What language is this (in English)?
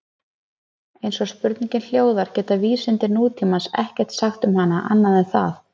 Icelandic